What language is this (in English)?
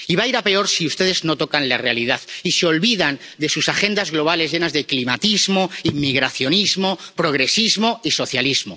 Spanish